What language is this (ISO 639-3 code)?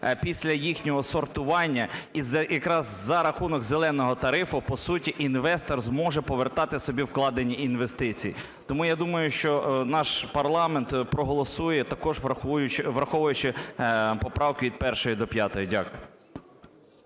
ukr